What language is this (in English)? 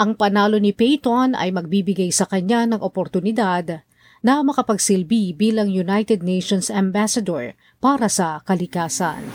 Filipino